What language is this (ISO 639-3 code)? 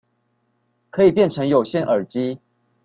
zho